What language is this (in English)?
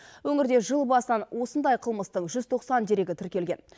Kazakh